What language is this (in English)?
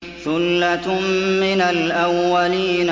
Arabic